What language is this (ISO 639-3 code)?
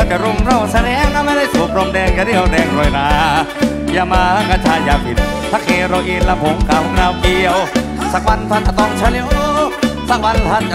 tha